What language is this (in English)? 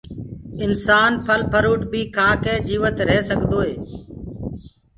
Gurgula